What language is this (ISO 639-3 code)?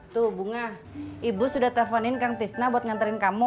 ind